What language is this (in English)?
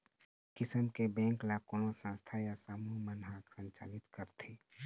Chhattisgarhi